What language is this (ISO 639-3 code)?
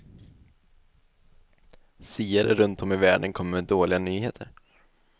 swe